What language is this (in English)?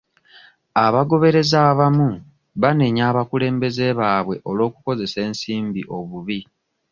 Ganda